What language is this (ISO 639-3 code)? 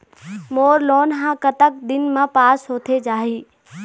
hne